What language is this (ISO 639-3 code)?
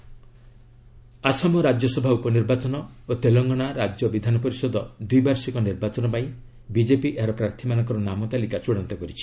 ori